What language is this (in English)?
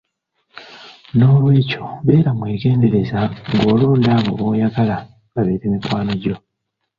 Ganda